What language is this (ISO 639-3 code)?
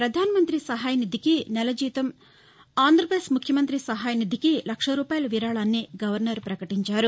tel